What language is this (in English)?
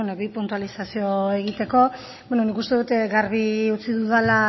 Basque